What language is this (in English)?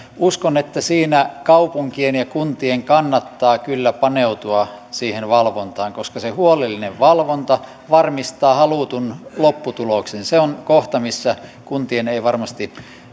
Finnish